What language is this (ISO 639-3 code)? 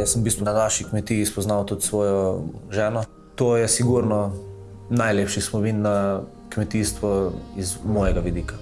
slv